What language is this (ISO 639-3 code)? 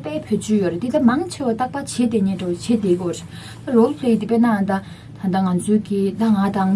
kor